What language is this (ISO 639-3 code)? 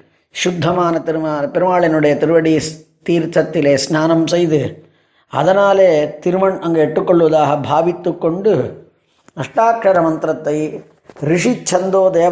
tam